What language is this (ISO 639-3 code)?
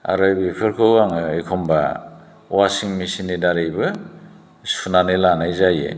brx